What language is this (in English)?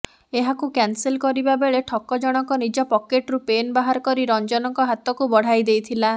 Odia